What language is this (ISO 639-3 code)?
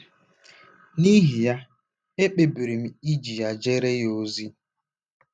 ibo